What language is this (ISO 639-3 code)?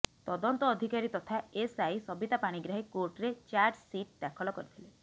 ori